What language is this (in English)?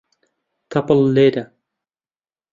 Central Kurdish